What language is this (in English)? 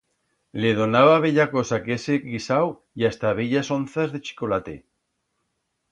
Aragonese